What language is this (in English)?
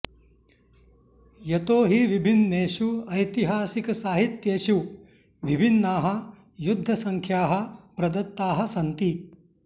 Sanskrit